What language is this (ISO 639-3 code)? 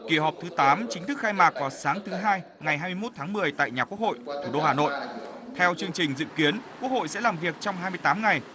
vie